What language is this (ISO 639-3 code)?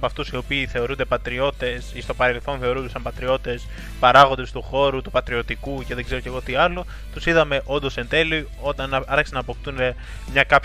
ell